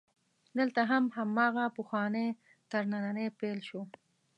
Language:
Pashto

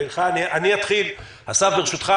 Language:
Hebrew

